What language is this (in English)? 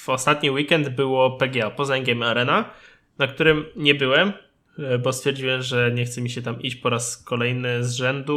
Polish